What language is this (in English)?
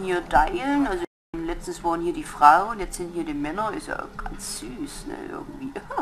German